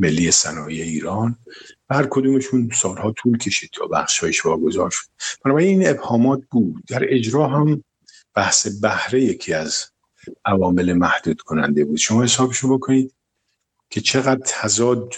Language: Persian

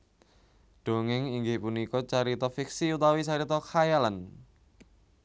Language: Javanese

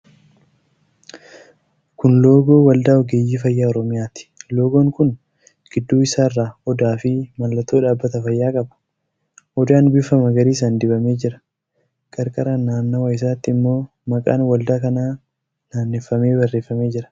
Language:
Oromo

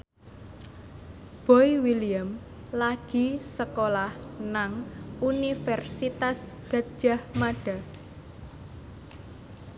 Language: Javanese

